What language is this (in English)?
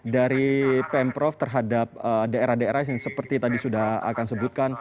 Indonesian